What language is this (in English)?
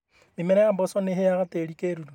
Kikuyu